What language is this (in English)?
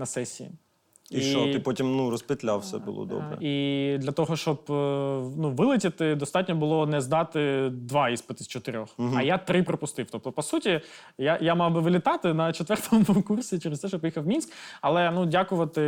Ukrainian